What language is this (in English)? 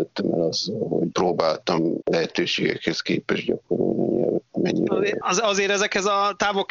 Hungarian